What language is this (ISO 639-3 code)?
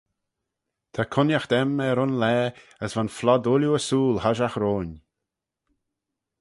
glv